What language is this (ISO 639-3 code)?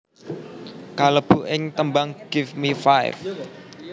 jav